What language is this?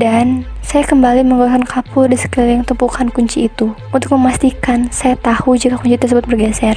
Indonesian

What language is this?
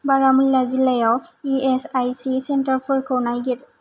Bodo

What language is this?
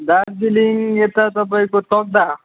Nepali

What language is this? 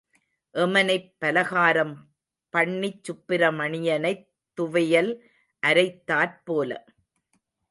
Tamil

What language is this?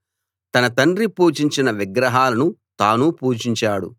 Telugu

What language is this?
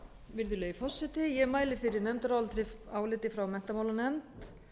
Icelandic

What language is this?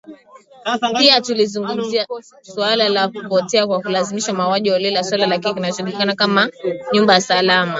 Swahili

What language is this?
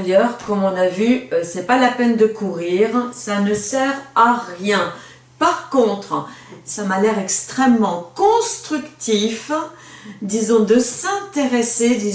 French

